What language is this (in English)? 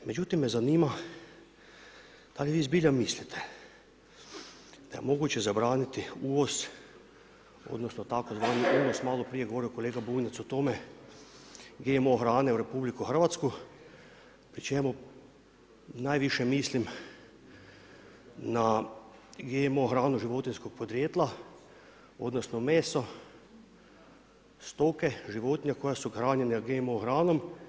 Croatian